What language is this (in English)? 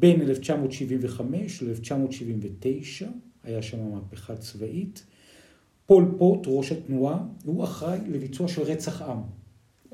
Hebrew